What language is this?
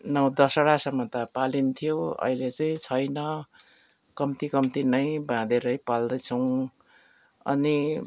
Nepali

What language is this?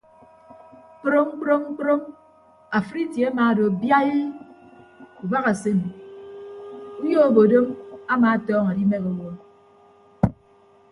Ibibio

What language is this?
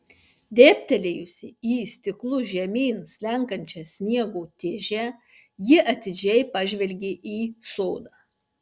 Lithuanian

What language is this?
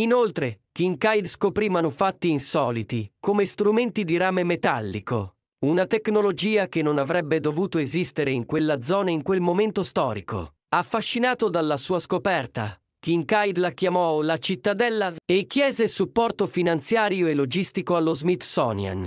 Italian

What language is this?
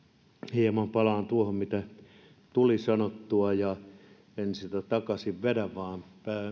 Finnish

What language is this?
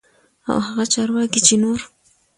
Pashto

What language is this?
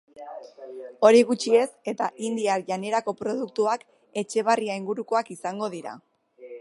Basque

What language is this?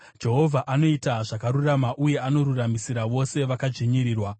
Shona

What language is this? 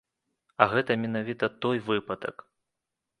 Belarusian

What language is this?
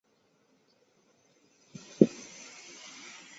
Chinese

